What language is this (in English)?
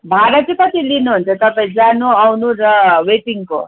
Nepali